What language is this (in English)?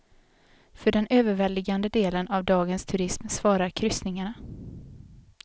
Swedish